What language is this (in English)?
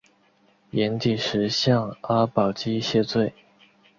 Chinese